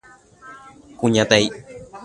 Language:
Guarani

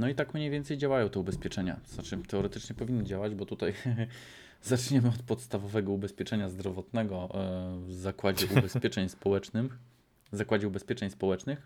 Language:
Polish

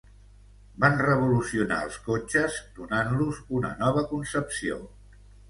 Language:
Catalan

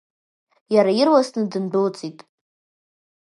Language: Abkhazian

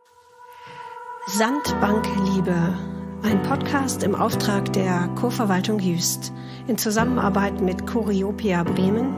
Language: German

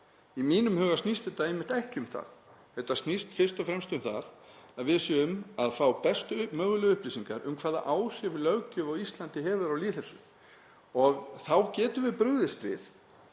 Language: Icelandic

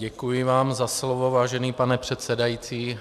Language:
Czech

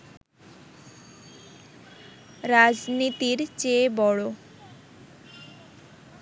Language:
Bangla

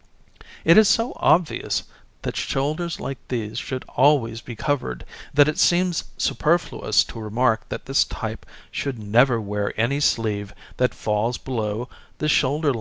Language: English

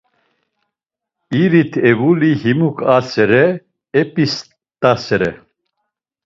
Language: Laz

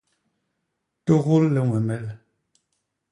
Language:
Basaa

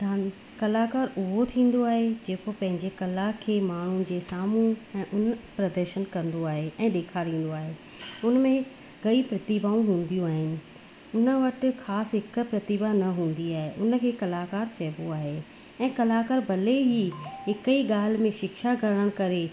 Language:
Sindhi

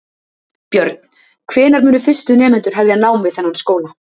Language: Icelandic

